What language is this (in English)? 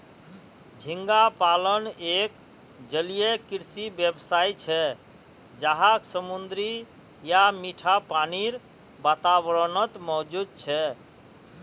Magahi